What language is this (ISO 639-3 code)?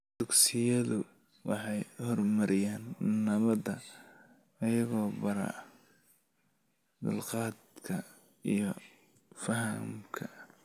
som